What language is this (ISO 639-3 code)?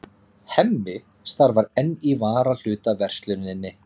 isl